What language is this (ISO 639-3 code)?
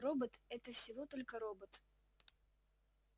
rus